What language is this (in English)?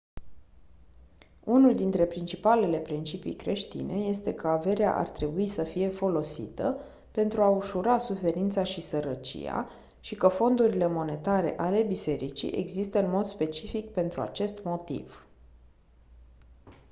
Romanian